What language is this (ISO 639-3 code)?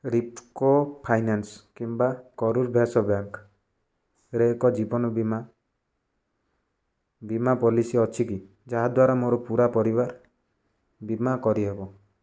ori